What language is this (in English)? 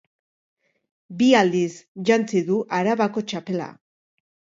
Basque